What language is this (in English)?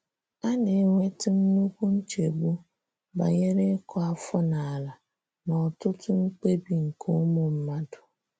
Igbo